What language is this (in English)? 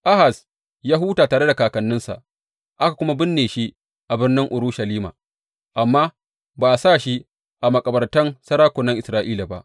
Hausa